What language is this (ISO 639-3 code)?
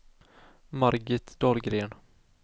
swe